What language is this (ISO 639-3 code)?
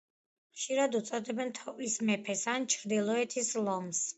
kat